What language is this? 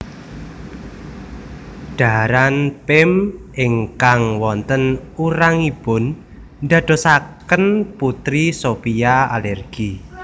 Javanese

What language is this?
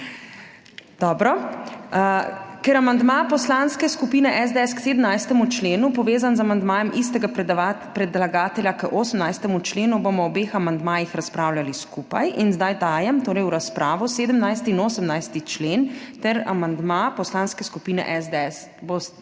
Slovenian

